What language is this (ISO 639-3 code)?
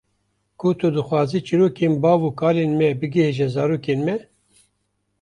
kur